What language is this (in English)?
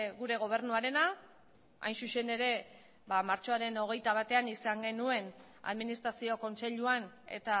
Basque